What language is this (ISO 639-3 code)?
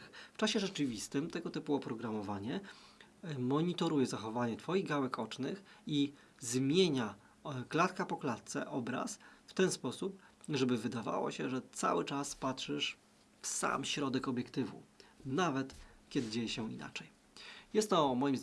pol